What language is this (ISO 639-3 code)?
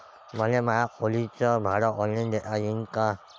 mar